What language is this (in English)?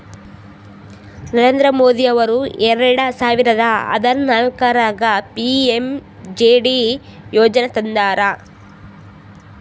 Kannada